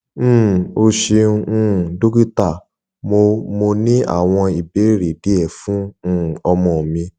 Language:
Yoruba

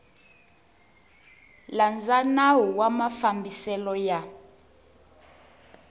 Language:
Tsonga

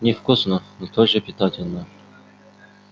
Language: Russian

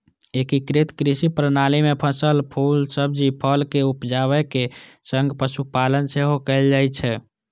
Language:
Maithili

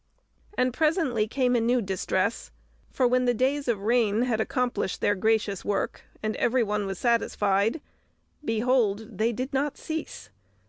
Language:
English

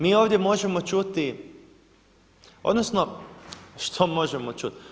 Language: Croatian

